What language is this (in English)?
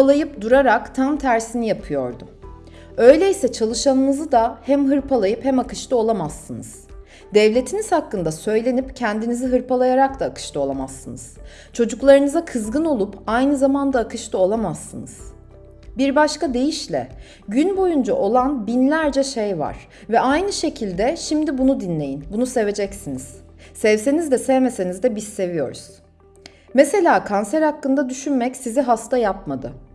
Turkish